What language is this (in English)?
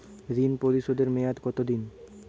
Bangla